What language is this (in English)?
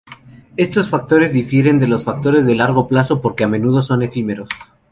Spanish